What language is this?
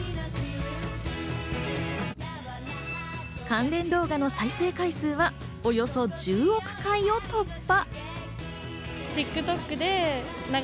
Japanese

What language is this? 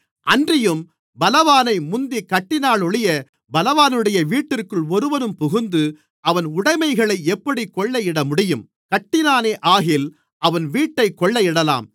Tamil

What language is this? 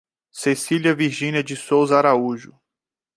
Portuguese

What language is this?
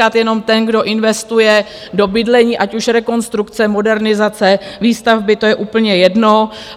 Czech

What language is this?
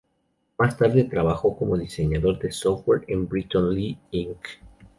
Spanish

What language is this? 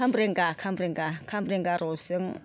Bodo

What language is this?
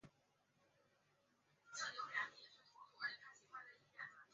Chinese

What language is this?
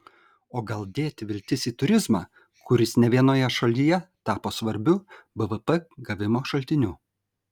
Lithuanian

